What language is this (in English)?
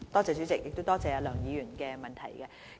Cantonese